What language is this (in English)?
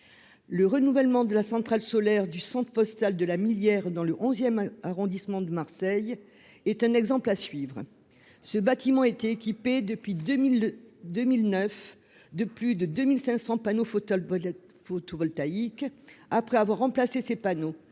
French